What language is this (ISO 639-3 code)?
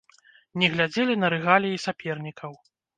bel